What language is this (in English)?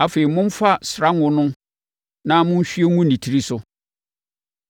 Akan